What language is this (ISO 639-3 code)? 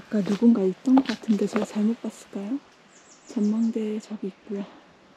kor